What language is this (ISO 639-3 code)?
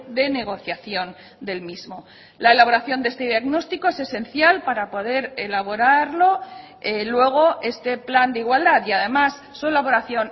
spa